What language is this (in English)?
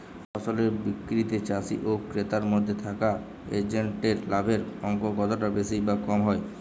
Bangla